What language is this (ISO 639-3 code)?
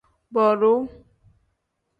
kdh